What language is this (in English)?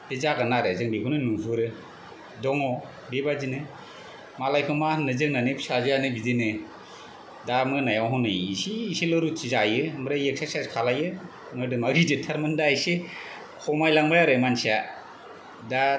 Bodo